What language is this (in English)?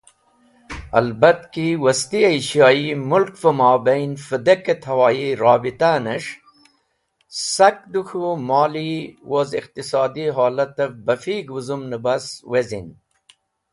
Wakhi